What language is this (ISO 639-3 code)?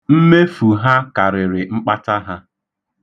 ibo